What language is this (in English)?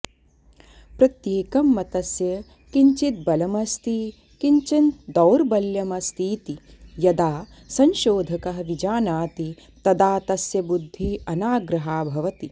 Sanskrit